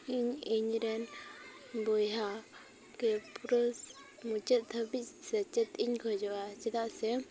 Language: Santali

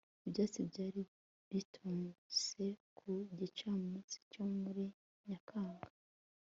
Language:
Kinyarwanda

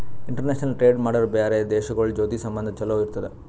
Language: Kannada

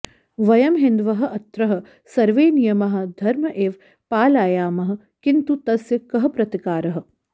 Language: Sanskrit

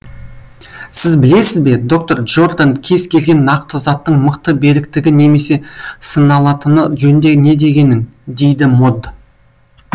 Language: Kazakh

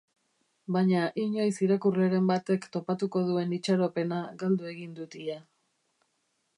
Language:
Basque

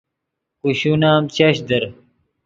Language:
Yidgha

